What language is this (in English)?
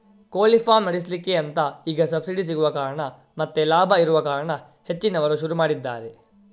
Kannada